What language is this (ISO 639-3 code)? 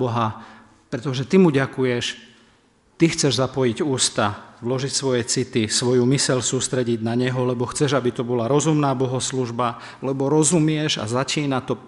slk